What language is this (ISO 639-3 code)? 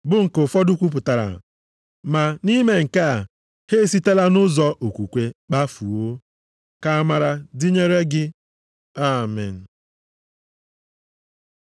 ibo